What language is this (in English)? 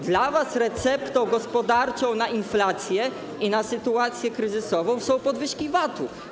Polish